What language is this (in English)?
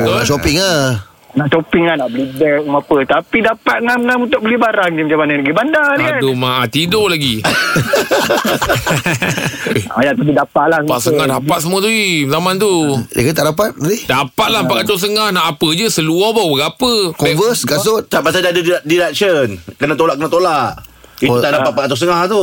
Malay